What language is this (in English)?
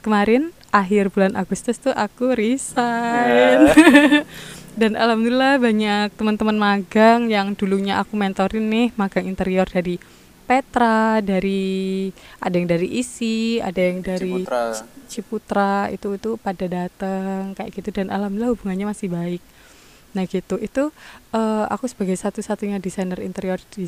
Indonesian